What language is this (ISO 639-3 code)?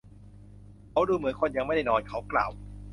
tha